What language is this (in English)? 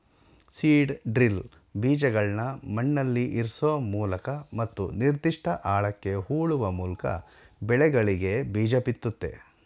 Kannada